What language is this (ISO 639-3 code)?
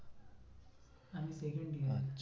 ben